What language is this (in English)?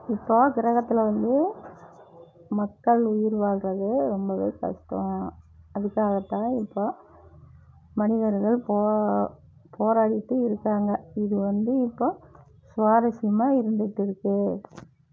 Tamil